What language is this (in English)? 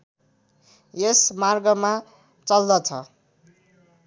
Nepali